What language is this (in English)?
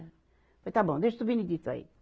Portuguese